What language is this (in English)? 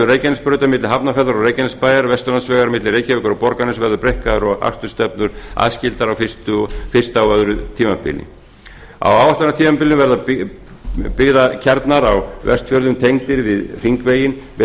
Icelandic